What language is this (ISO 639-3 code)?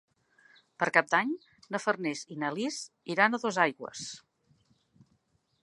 cat